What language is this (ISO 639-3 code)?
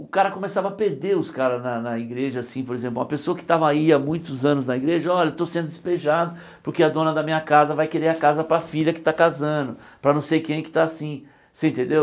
por